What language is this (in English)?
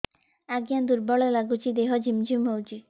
Odia